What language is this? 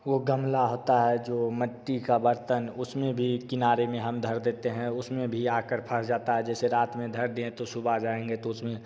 Hindi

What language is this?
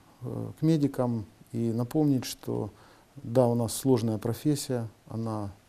Russian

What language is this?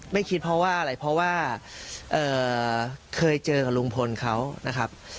Thai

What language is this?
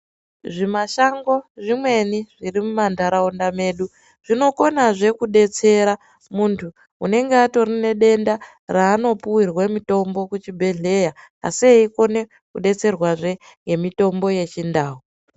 Ndau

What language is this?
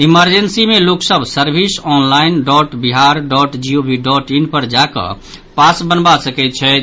Maithili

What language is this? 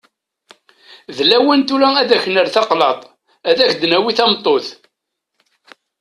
Kabyle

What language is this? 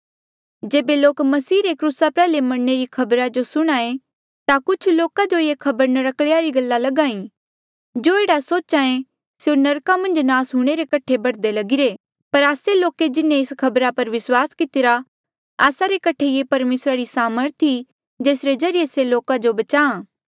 Mandeali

